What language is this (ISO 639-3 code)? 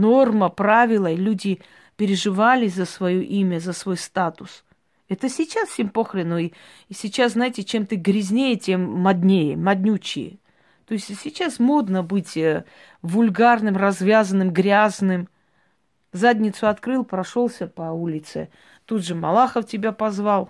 rus